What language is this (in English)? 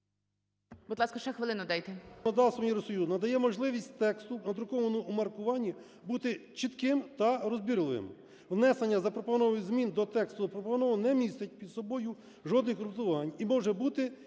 Ukrainian